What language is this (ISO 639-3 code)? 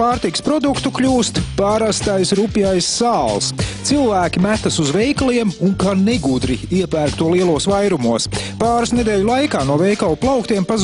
lav